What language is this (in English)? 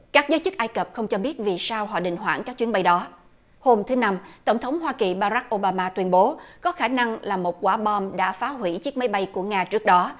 Vietnamese